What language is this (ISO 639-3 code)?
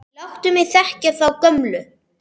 isl